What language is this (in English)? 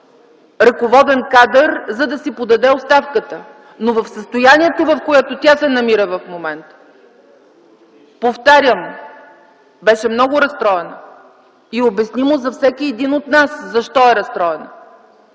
Bulgarian